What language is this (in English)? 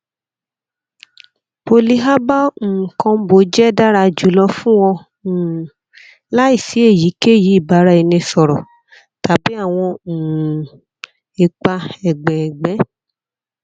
Yoruba